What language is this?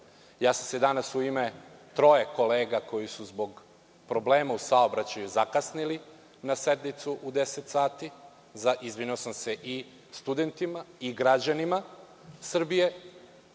Serbian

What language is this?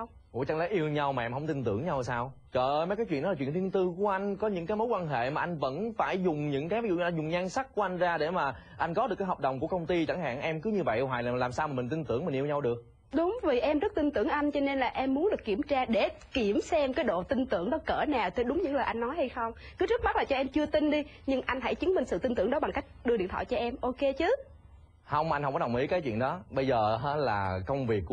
Vietnamese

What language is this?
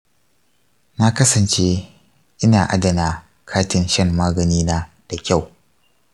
Hausa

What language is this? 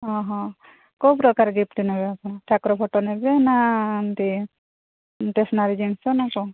Odia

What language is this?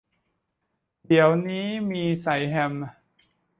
Thai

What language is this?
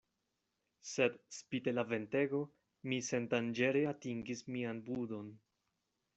Esperanto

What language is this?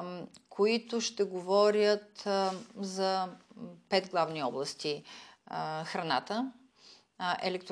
Bulgarian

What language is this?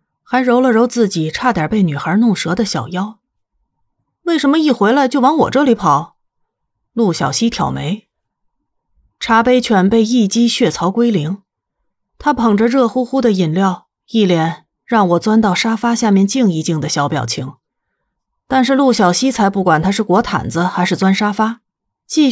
Chinese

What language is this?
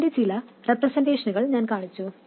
Malayalam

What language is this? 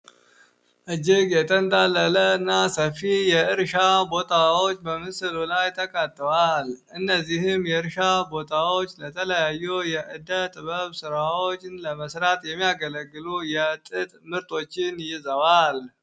Amharic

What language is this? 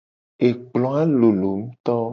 Gen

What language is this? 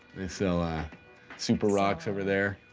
English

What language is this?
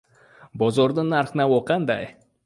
Uzbek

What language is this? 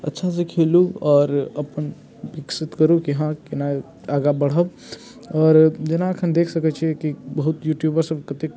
Maithili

